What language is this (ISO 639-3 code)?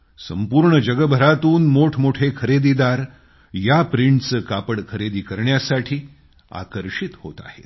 mar